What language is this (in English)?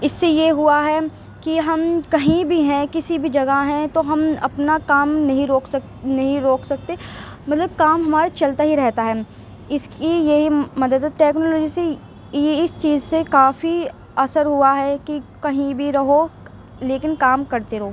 Urdu